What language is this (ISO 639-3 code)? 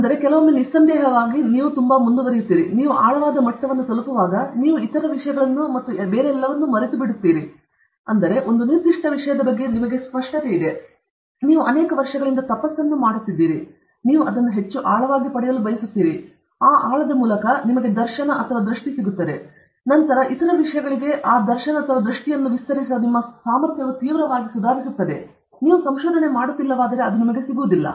kan